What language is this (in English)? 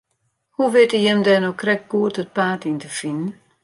Western Frisian